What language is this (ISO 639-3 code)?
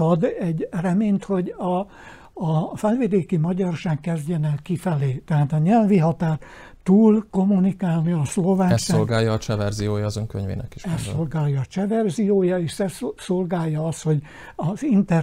hun